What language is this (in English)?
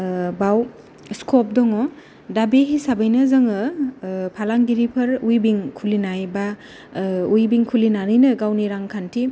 Bodo